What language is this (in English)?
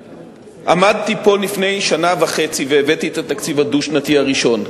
Hebrew